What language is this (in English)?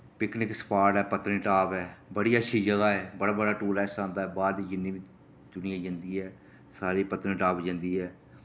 Dogri